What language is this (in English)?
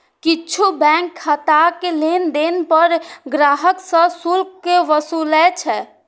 Maithili